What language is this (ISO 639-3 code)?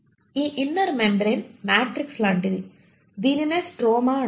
tel